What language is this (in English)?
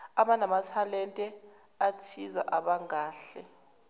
Zulu